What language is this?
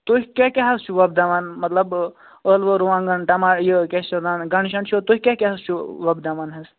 Kashmiri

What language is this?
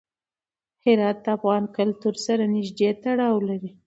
Pashto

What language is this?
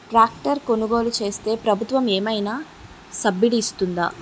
Telugu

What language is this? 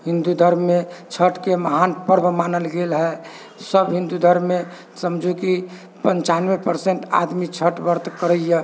Maithili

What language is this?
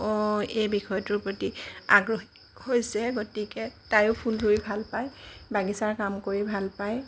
Assamese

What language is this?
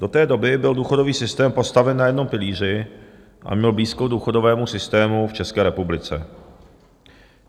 Czech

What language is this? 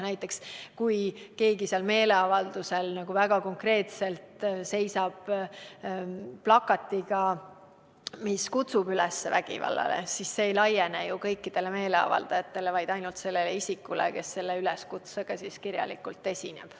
Estonian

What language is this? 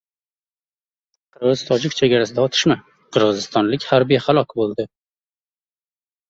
Uzbek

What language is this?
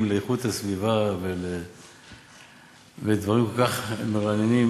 Hebrew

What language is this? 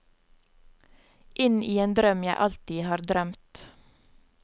Norwegian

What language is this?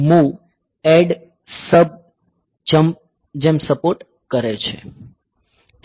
Gujarati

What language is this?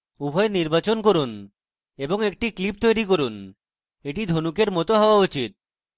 Bangla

